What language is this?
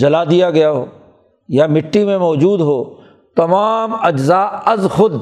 Urdu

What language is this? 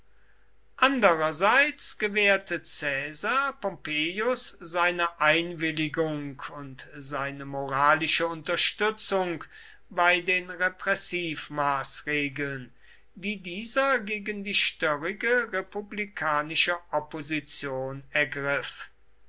German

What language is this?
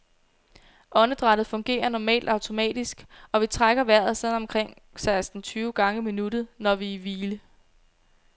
Danish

